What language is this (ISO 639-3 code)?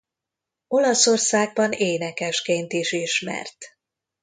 hun